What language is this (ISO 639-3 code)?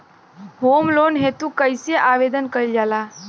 bho